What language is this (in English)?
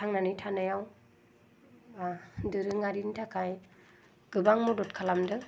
Bodo